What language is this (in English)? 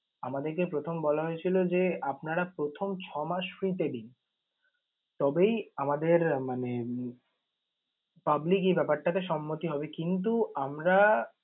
Bangla